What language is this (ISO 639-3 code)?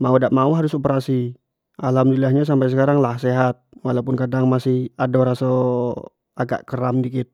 jax